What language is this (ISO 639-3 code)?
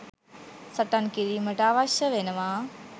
sin